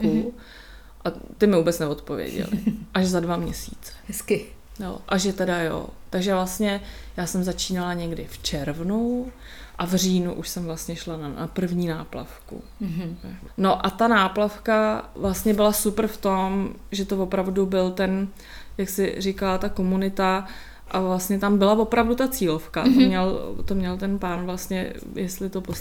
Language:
Czech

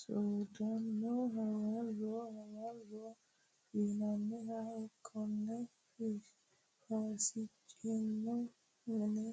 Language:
Sidamo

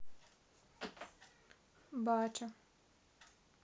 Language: Russian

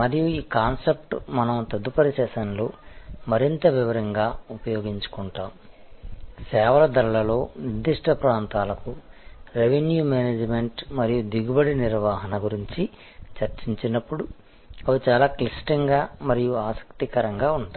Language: Telugu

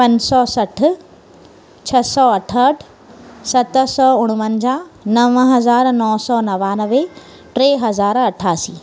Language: Sindhi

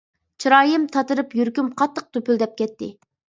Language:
Uyghur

